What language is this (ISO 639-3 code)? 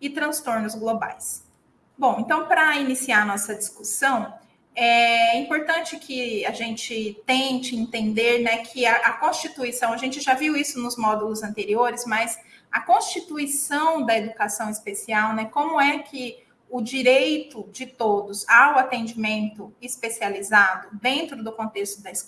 por